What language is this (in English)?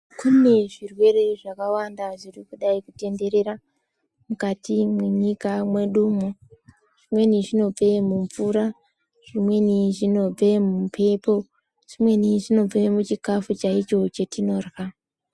Ndau